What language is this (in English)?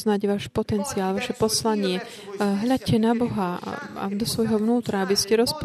Slovak